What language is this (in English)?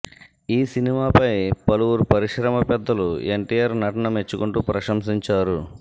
Telugu